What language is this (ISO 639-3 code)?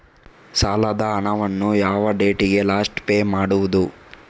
kan